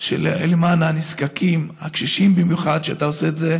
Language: Hebrew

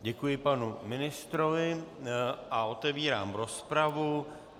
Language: Czech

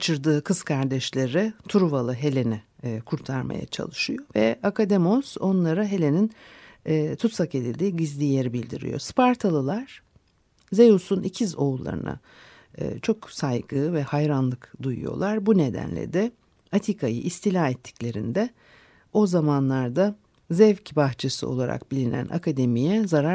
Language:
Turkish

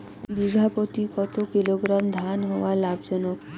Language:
Bangla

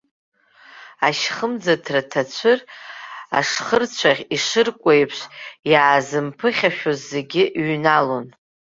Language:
Abkhazian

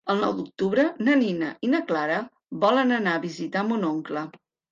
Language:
Catalan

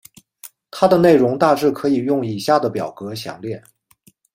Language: Chinese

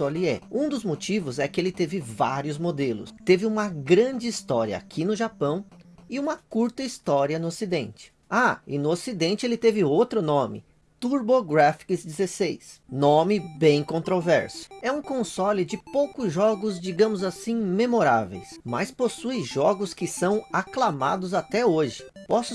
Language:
Portuguese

